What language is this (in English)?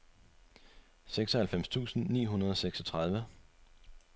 Danish